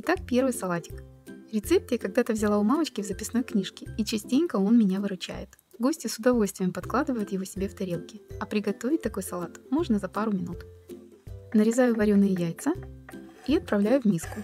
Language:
Russian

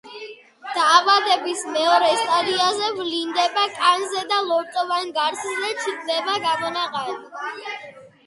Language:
Georgian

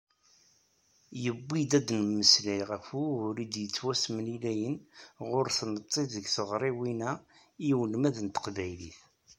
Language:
Kabyle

